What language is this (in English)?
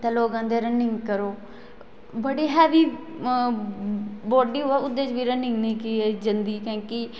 Dogri